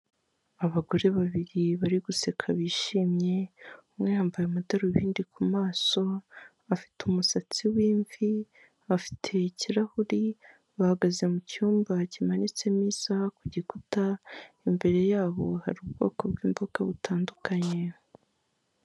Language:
Kinyarwanda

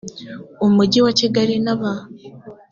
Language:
Kinyarwanda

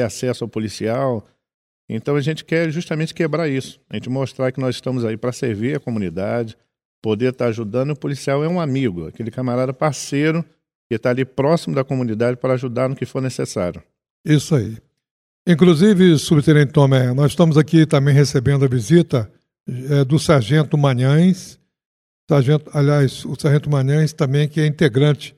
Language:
Portuguese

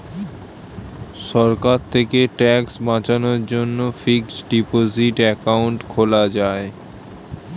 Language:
Bangla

